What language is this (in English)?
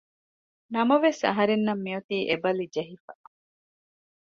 Divehi